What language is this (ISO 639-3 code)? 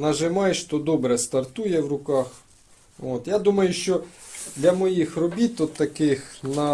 ukr